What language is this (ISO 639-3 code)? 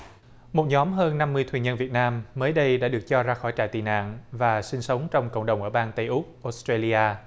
vie